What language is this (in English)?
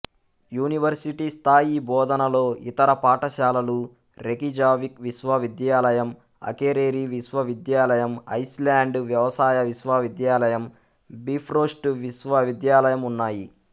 Telugu